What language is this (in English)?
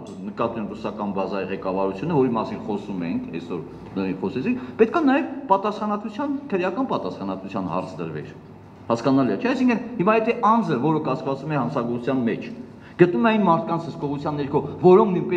Romanian